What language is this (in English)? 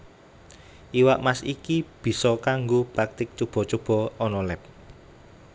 Javanese